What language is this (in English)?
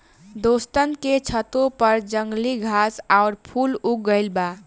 Bhojpuri